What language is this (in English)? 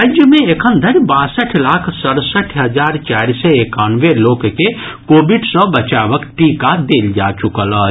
Maithili